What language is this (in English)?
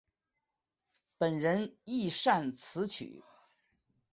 Chinese